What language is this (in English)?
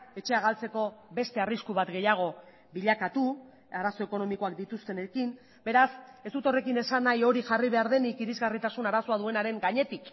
Basque